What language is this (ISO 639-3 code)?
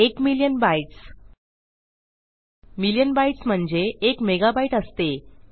mar